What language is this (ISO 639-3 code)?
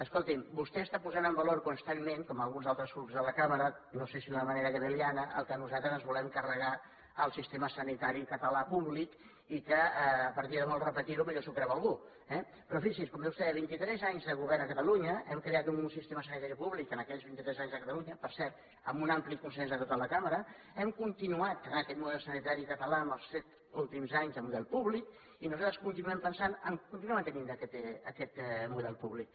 cat